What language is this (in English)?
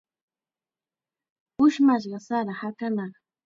Chiquián Ancash Quechua